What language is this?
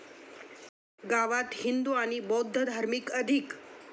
Marathi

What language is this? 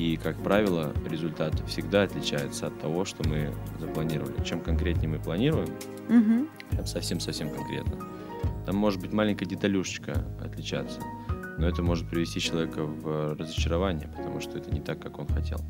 Russian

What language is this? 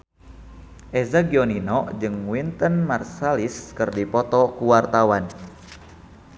Sundanese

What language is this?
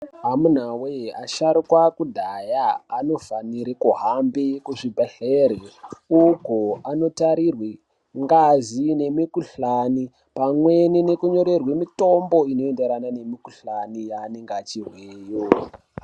Ndau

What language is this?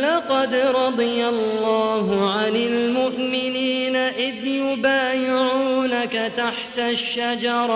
Arabic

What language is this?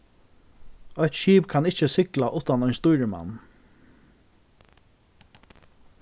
Faroese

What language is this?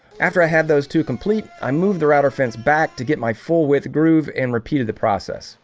English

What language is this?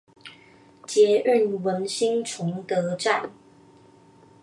Chinese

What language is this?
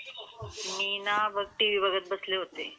Marathi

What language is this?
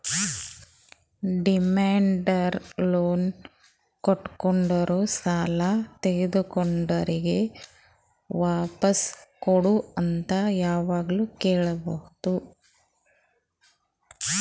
Kannada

